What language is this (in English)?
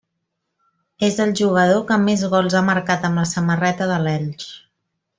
Catalan